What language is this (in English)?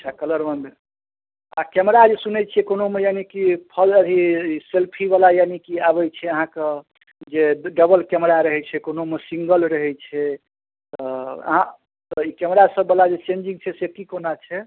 Maithili